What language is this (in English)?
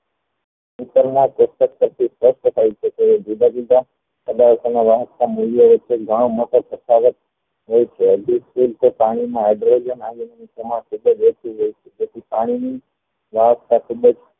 Gujarati